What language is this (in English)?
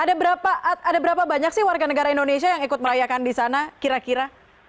Indonesian